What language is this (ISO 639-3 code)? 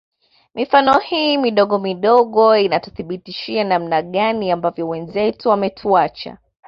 swa